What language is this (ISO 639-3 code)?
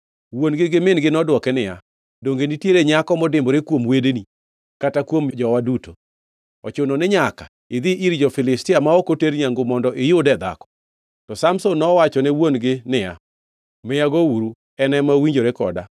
luo